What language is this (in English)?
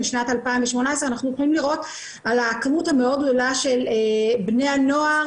Hebrew